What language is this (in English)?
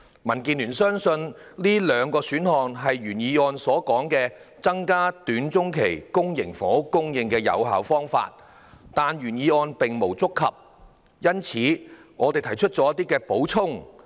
Cantonese